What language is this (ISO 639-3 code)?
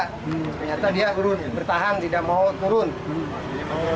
ind